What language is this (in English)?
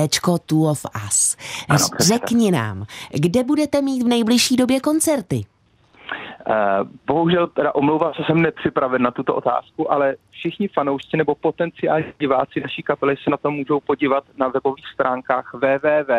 Czech